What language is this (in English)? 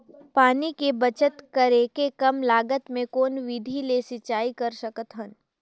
Chhattisgarhi